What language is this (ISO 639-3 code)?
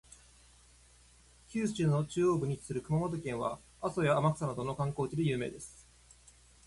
jpn